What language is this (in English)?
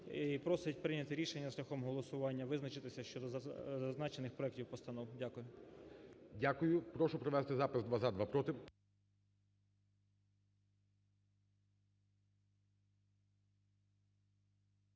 Ukrainian